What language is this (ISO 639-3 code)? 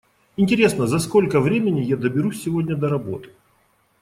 rus